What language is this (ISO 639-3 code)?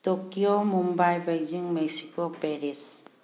mni